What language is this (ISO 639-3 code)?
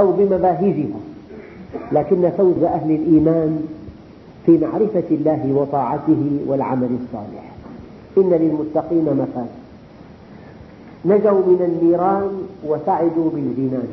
ara